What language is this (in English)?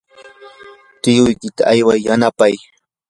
Yanahuanca Pasco Quechua